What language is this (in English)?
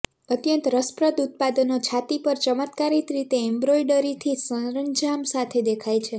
Gujarati